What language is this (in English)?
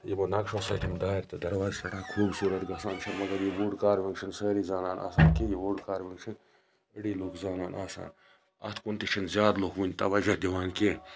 Kashmiri